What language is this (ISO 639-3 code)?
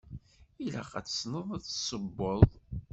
kab